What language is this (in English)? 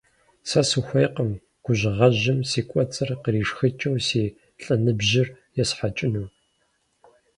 Kabardian